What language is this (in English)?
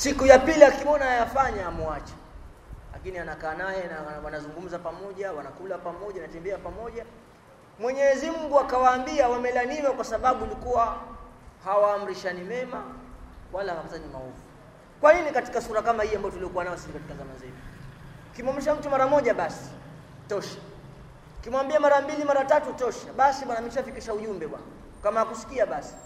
Swahili